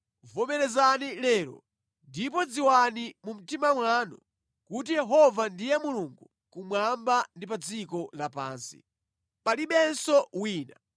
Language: Nyanja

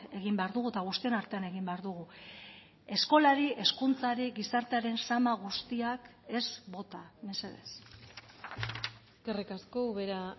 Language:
Basque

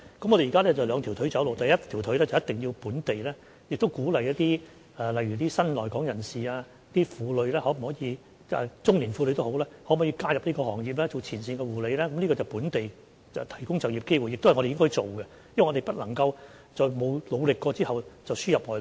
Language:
Cantonese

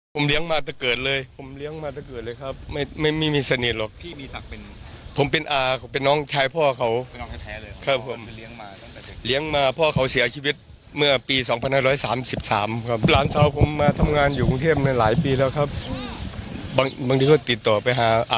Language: Thai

